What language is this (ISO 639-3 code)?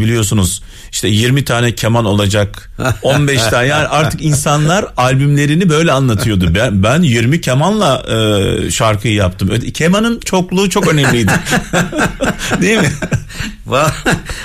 tur